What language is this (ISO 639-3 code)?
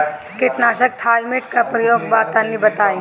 bho